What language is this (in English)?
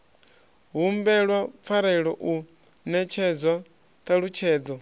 Venda